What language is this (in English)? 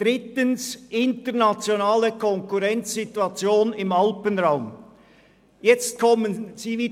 Swiss German